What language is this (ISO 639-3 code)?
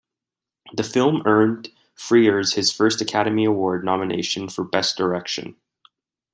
eng